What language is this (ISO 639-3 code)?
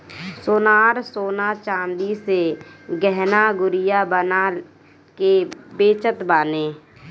bho